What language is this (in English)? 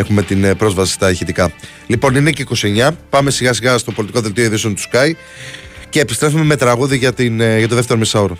Greek